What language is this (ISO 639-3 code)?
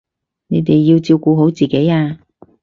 yue